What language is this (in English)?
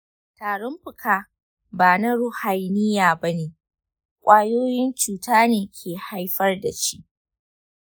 Hausa